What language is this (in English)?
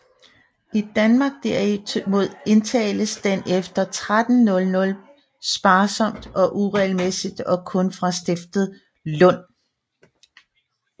Danish